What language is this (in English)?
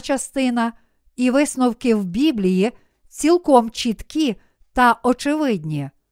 Ukrainian